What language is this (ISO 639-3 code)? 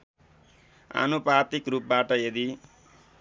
nep